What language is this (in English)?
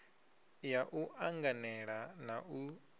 Venda